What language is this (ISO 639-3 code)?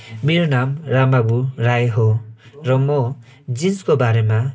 nep